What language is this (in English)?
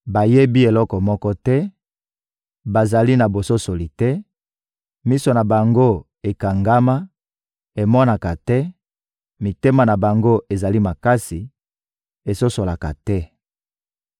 Lingala